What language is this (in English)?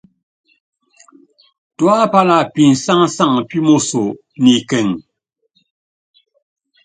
Yangben